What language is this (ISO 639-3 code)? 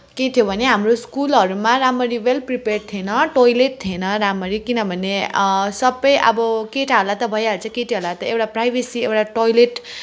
nep